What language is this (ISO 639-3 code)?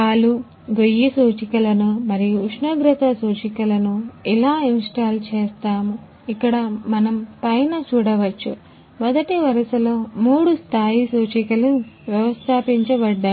tel